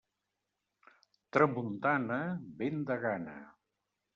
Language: Catalan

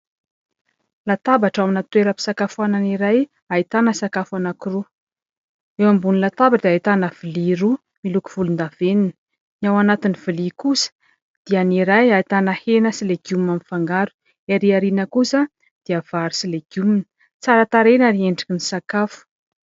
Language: Malagasy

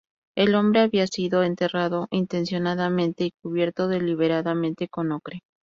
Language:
Spanish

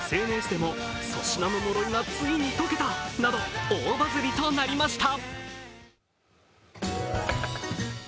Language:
Japanese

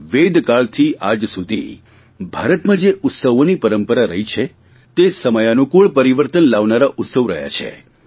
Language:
Gujarati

